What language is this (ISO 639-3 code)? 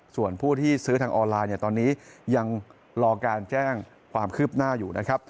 tha